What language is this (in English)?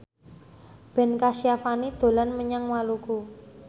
Javanese